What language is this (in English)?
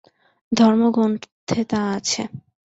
Bangla